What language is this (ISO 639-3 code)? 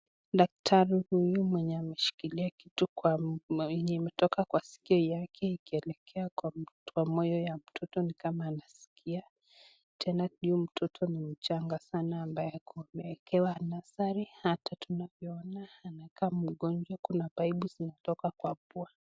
swa